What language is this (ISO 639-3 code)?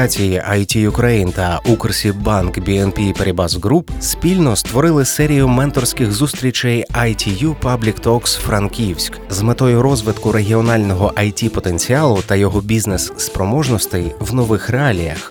ukr